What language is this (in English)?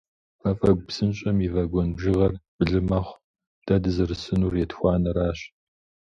Kabardian